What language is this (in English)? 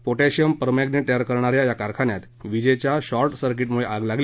Marathi